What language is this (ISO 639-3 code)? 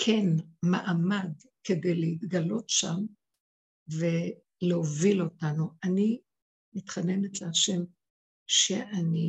heb